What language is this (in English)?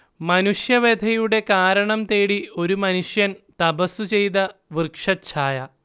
Malayalam